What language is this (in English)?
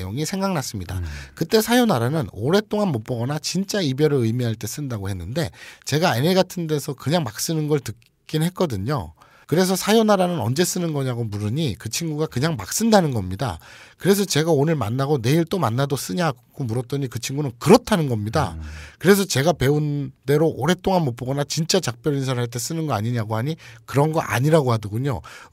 Korean